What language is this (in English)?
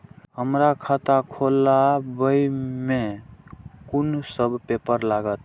Maithili